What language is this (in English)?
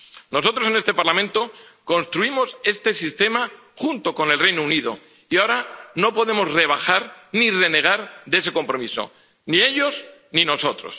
Spanish